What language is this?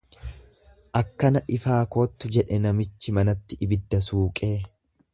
Oromo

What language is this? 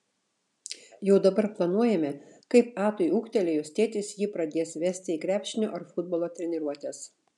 Lithuanian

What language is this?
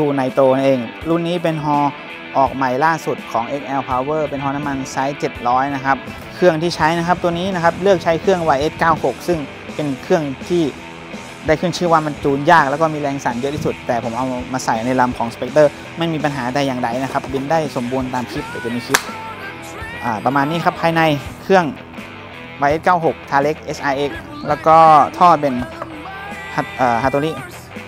Thai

